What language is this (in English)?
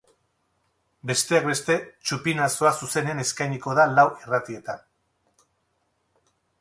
Basque